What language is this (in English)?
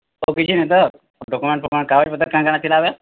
Odia